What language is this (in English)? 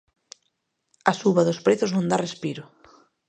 Galician